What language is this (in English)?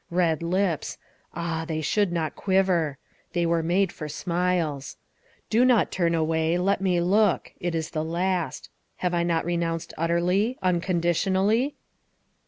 English